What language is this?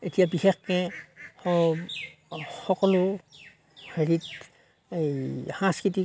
Assamese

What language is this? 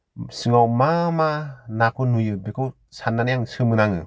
Bodo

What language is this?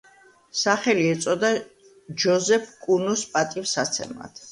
Georgian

